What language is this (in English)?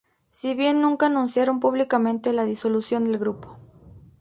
Spanish